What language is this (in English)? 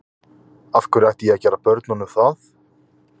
Icelandic